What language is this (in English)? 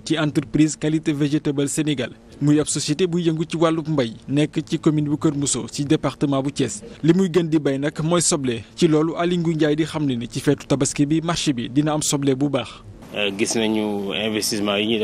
French